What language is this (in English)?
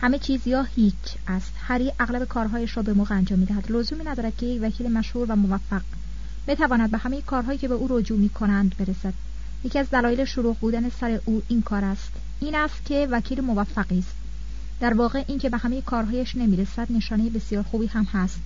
Persian